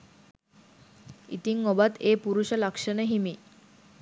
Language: Sinhala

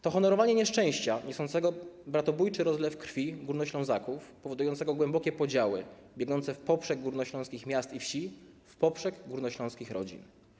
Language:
Polish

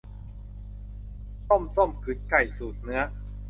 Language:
Thai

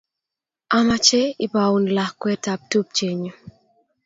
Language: Kalenjin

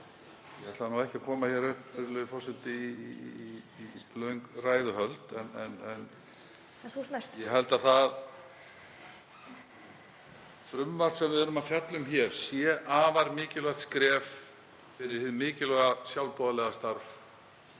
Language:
Icelandic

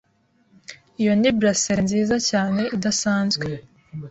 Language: Kinyarwanda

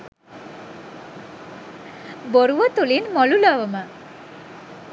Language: Sinhala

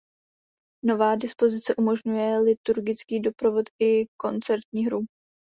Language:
Czech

